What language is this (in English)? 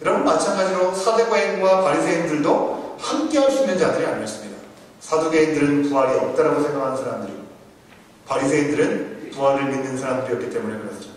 Korean